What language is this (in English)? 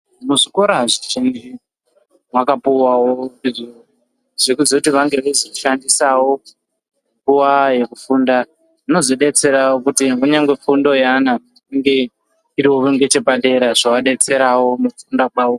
Ndau